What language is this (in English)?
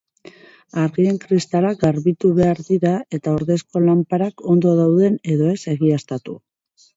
Basque